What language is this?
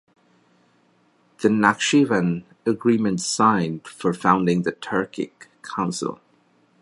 English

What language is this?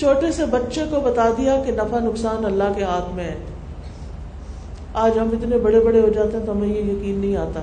Urdu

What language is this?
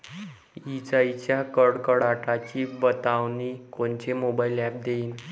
Marathi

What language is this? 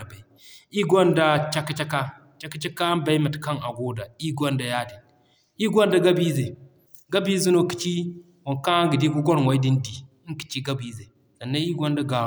Zarma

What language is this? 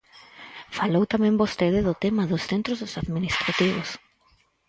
Galician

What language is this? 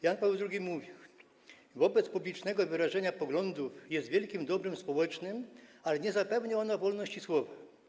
Polish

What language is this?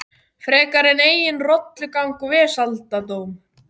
Icelandic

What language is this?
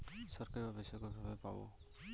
Bangla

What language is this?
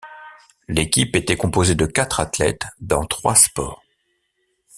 French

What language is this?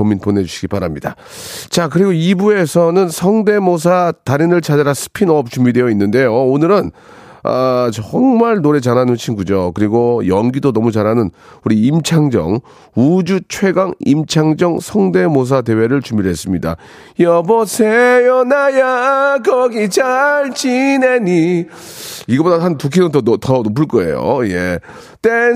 Korean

